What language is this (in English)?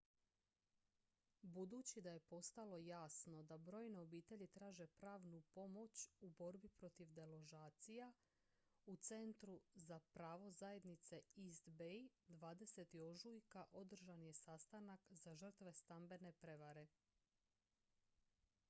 Croatian